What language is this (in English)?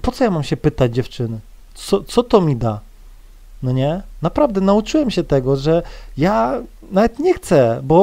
Polish